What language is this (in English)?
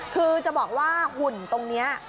Thai